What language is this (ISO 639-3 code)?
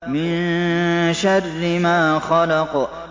ara